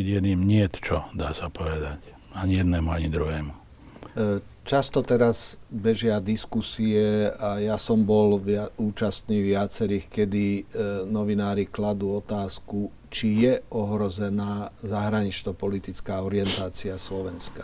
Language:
Slovak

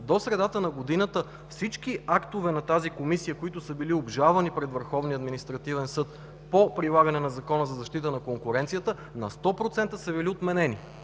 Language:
Bulgarian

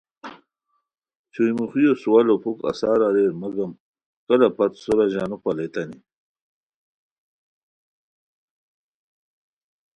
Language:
Khowar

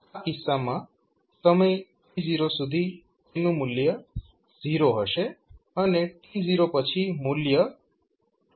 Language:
Gujarati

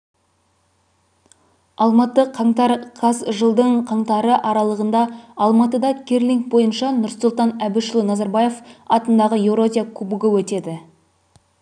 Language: Kazakh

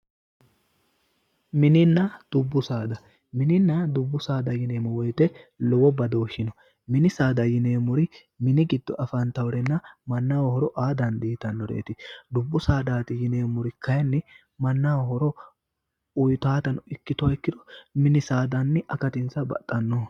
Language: Sidamo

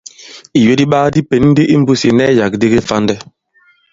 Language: Bankon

